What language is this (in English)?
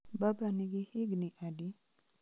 Luo (Kenya and Tanzania)